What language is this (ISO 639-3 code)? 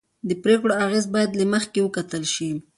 pus